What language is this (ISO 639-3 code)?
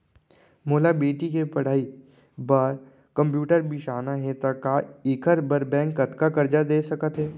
hne